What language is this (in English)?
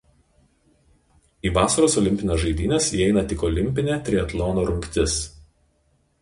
Lithuanian